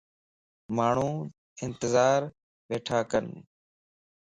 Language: Lasi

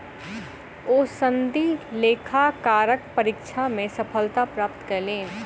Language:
Maithili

